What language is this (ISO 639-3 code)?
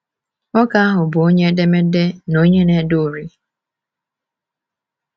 ibo